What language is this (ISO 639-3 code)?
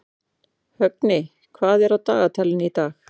isl